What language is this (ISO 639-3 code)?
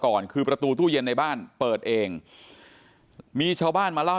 tha